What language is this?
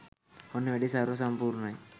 Sinhala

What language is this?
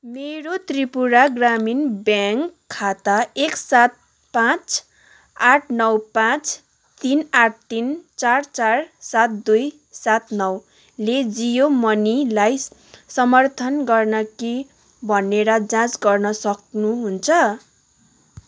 Nepali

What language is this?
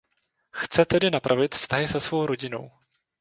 Czech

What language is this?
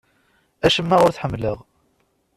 Kabyle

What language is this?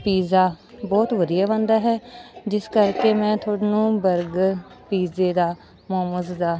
Punjabi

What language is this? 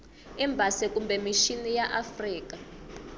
Tsonga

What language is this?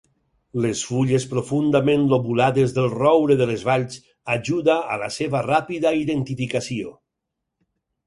Catalan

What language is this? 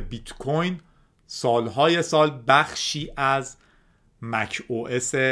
Persian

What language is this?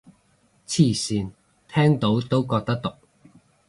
Cantonese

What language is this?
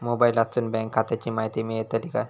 Marathi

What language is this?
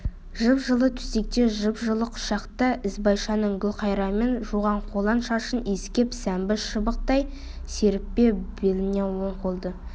Kazakh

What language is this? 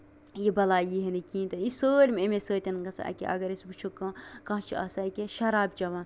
Kashmiri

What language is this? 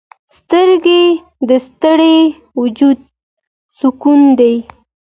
Pashto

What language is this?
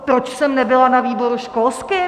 Czech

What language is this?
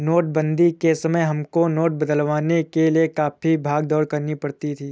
Hindi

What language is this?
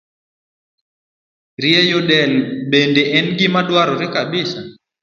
Luo (Kenya and Tanzania)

